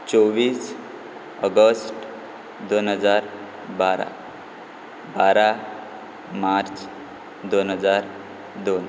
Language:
Konkani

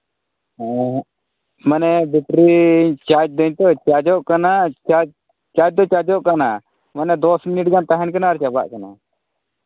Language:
Santali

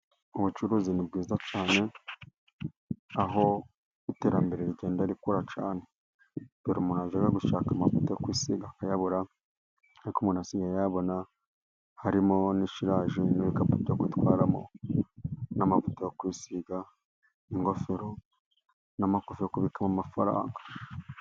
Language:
Kinyarwanda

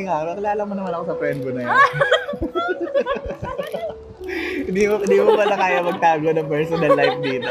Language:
Filipino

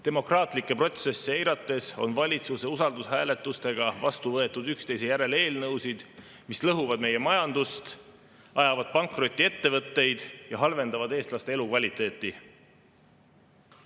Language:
Estonian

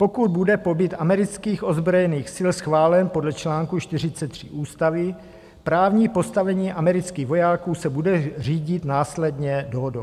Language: Czech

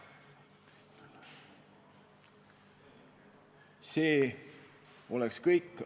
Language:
Estonian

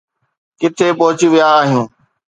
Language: Sindhi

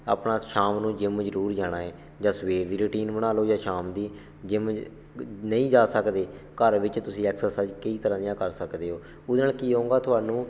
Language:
Punjabi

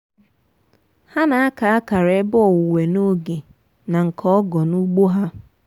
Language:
Igbo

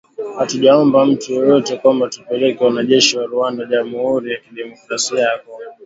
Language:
Swahili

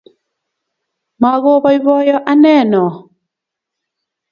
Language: Kalenjin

